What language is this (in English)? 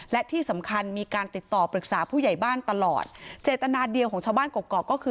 Thai